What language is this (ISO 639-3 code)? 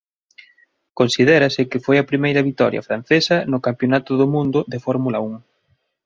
glg